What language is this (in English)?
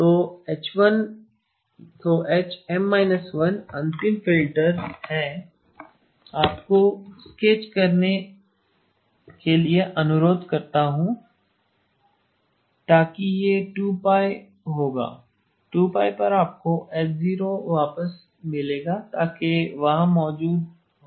Hindi